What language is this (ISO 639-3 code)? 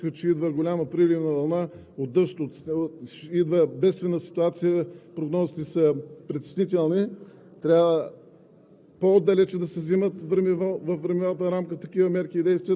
bul